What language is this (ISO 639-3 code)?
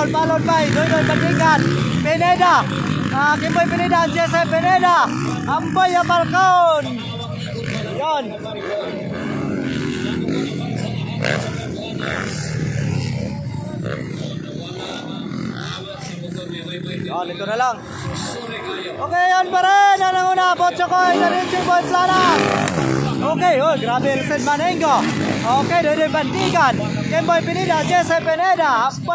ind